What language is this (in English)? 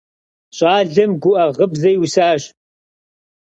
Kabardian